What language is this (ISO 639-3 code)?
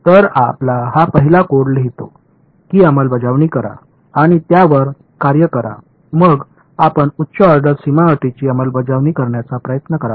mar